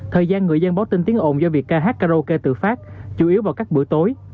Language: Vietnamese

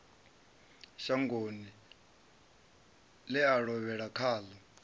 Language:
Venda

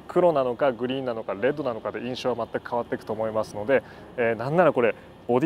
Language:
Japanese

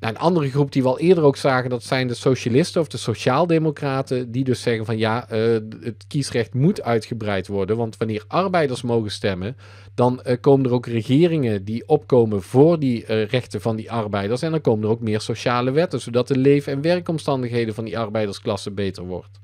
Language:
Dutch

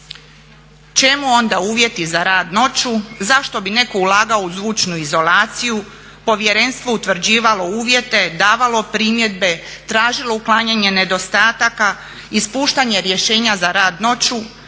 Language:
Croatian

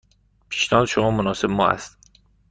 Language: Persian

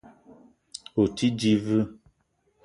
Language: Eton (Cameroon)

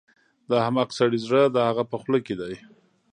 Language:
Pashto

